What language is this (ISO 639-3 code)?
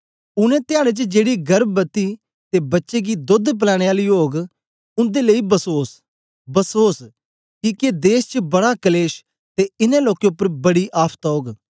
doi